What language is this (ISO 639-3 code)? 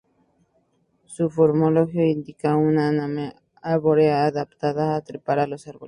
spa